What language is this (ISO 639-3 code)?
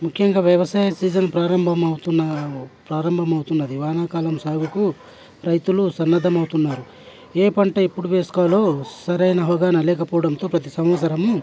tel